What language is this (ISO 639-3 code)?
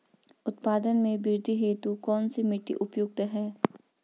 hin